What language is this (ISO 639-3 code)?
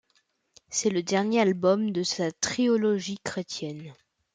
fra